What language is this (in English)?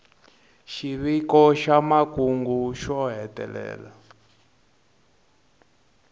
Tsonga